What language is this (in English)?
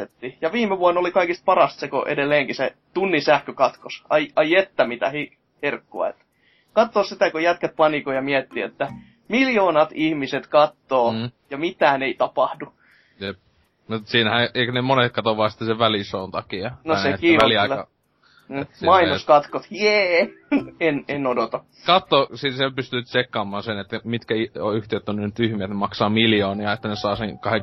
Finnish